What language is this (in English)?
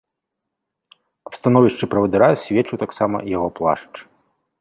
Belarusian